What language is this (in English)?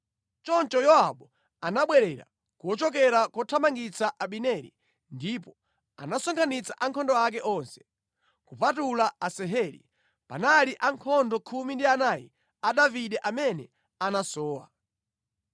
Nyanja